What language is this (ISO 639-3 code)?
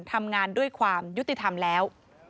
tha